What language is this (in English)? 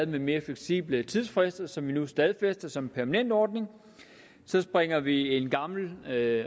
Danish